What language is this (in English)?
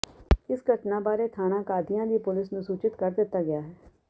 Punjabi